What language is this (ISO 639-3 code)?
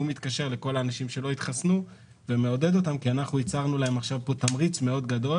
heb